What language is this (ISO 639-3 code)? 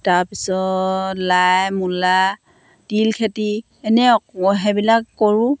asm